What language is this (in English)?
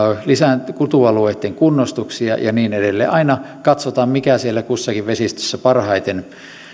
Finnish